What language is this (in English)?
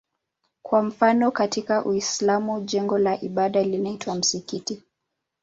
Swahili